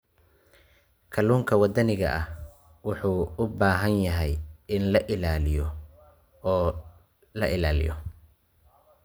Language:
Somali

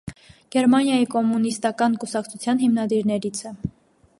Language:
Armenian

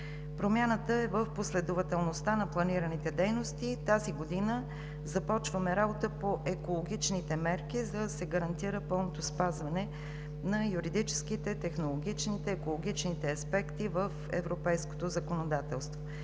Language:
Bulgarian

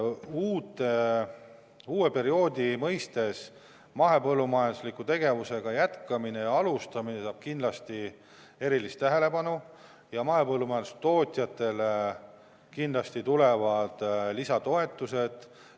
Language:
Estonian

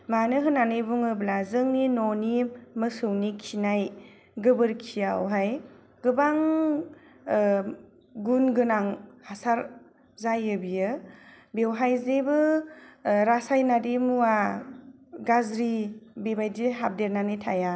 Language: Bodo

